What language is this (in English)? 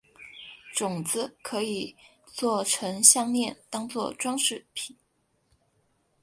Chinese